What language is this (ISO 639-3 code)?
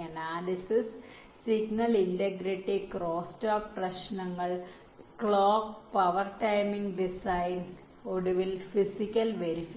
mal